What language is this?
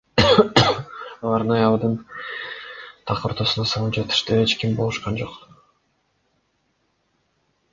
Kyrgyz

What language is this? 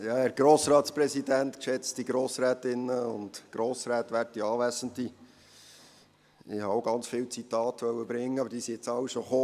Swiss German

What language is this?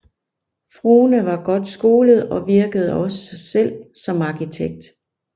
Danish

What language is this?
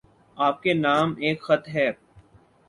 Urdu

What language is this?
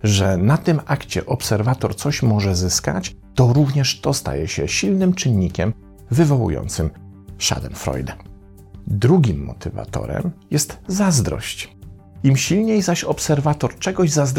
Polish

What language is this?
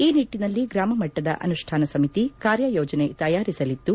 Kannada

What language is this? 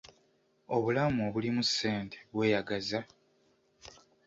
Ganda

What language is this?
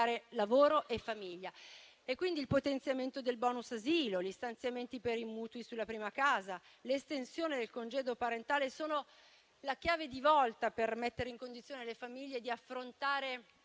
Italian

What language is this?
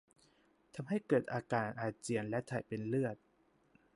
Thai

